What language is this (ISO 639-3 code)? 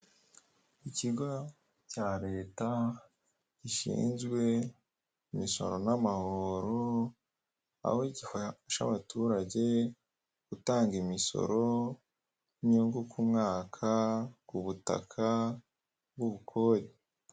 kin